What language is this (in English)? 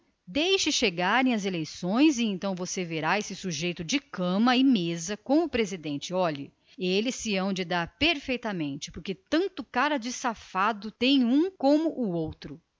Portuguese